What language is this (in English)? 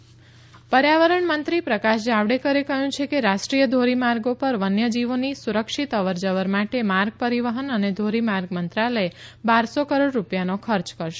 Gujarati